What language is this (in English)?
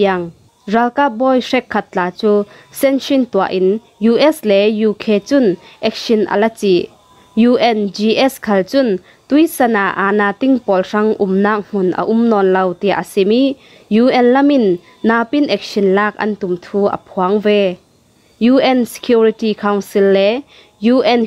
Thai